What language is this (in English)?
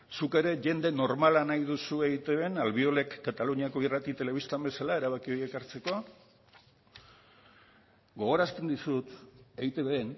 Basque